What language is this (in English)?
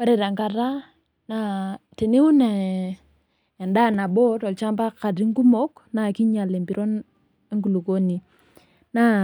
Masai